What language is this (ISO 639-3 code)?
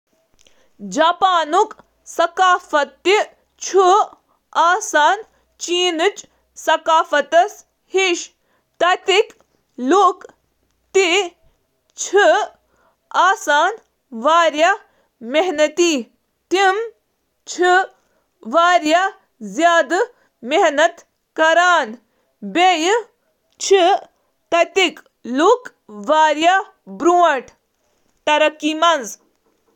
kas